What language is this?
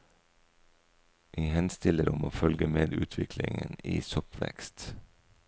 Norwegian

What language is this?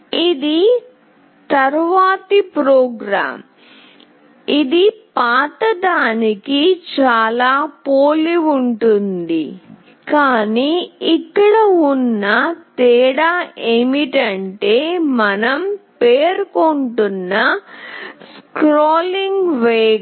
Telugu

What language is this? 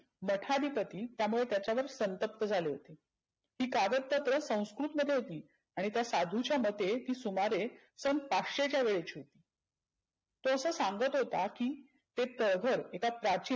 Marathi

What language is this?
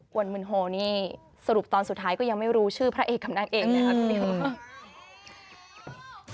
Thai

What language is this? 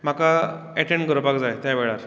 Konkani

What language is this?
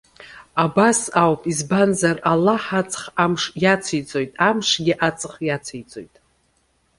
Abkhazian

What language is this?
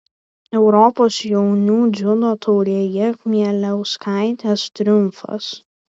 Lithuanian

